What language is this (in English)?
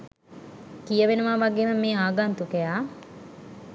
Sinhala